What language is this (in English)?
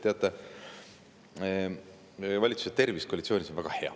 Estonian